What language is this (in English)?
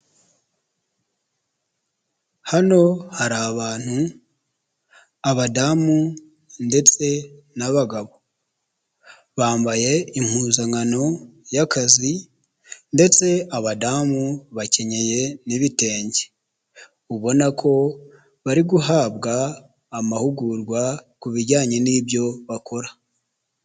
Kinyarwanda